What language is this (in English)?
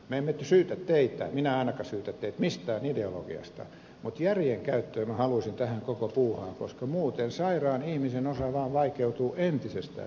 Finnish